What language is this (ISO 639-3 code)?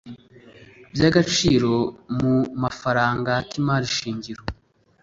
kin